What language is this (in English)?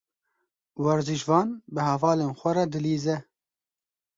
Kurdish